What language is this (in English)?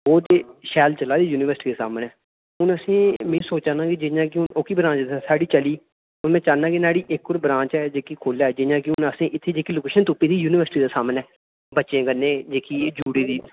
Dogri